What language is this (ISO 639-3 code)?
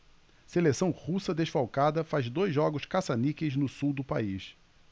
por